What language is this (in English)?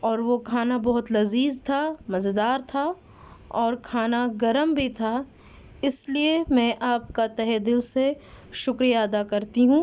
Urdu